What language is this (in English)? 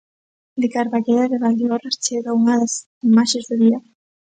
Galician